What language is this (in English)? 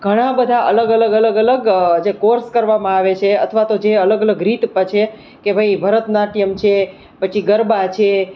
Gujarati